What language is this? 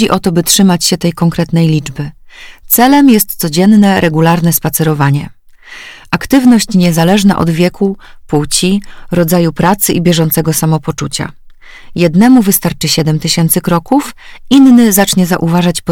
Polish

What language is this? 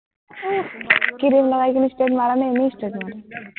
Assamese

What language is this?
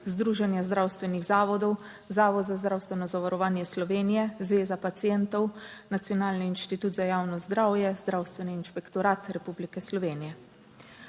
Slovenian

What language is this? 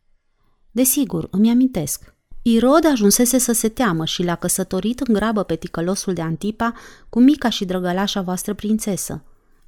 Romanian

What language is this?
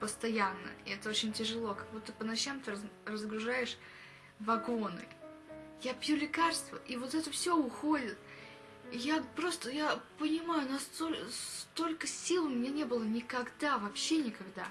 Russian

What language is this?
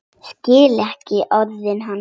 Icelandic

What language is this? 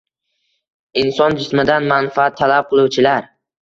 Uzbek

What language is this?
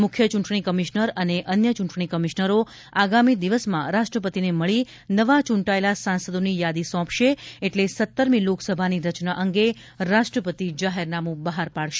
Gujarati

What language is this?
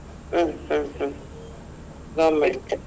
Kannada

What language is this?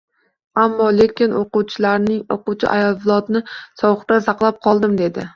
Uzbek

